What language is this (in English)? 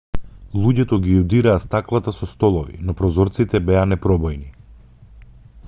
Macedonian